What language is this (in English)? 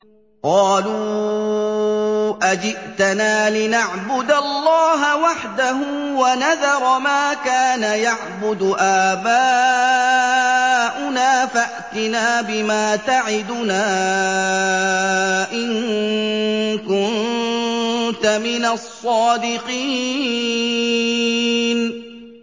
Arabic